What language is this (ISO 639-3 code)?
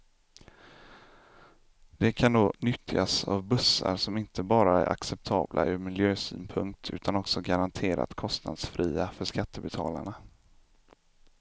swe